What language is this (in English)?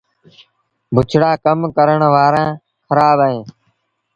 Sindhi Bhil